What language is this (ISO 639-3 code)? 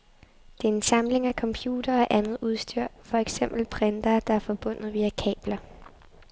dan